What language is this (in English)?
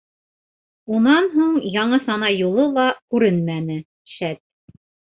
Bashkir